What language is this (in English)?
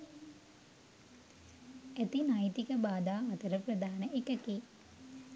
Sinhala